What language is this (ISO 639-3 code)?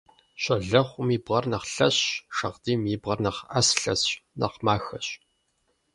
kbd